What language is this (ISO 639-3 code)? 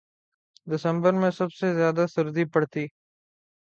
urd